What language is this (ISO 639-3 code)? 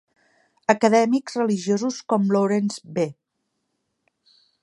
cat